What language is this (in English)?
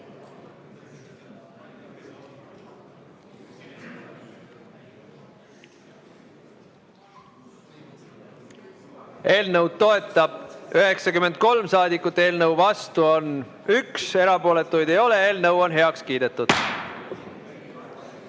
Estonian